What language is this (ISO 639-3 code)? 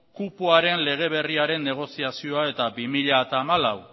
eus